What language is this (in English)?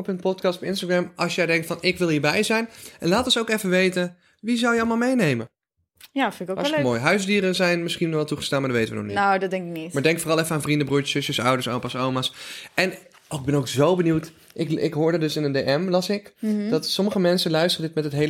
Dutch